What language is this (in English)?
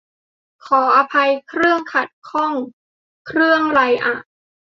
Thai